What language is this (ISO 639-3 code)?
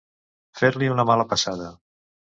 cat